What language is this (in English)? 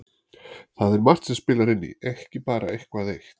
Icelandic